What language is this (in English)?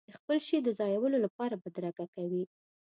Pashto